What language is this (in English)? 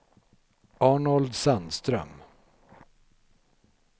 Swedish